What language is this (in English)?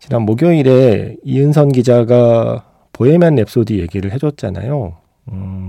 Korean